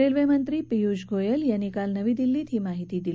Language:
Marathi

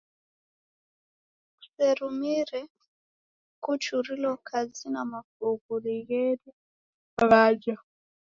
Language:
Taita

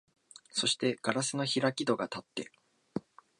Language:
Japanese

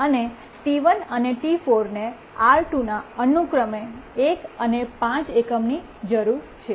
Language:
Gujarati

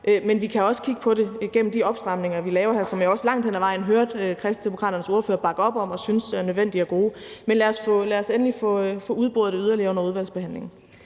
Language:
Danish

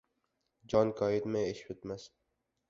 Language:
Uzbek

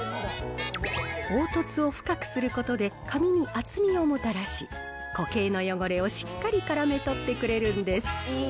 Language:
Japanese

